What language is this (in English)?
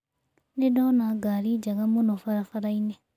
Kikuyu